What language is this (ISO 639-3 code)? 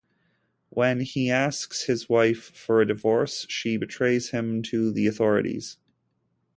eng